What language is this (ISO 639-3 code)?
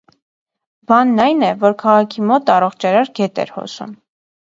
hye